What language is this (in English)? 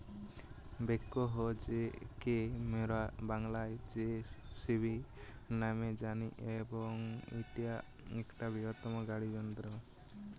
Bangla